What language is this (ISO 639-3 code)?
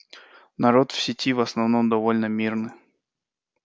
rus